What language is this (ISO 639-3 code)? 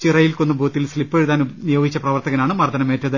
mal